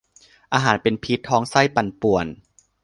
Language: Thai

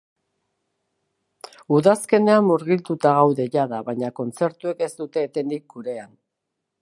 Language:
Basque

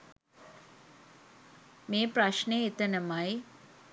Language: Sinhala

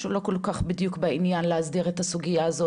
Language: Hebrew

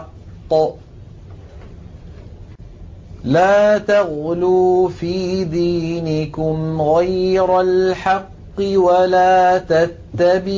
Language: Arabic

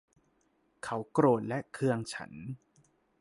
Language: Thai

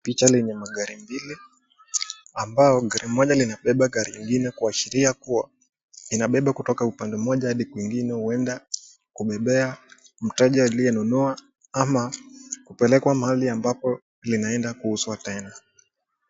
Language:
Swahili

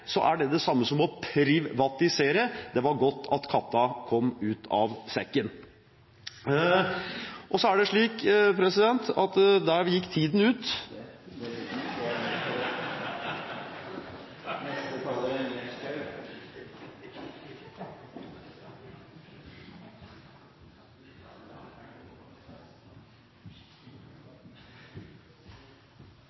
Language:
Norwegian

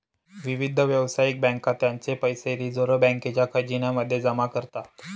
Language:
Marathi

